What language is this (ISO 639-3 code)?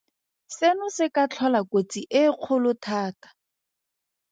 tsn